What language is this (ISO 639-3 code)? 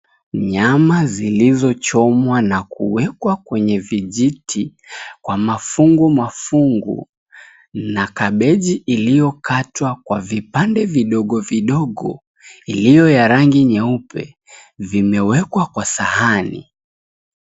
swa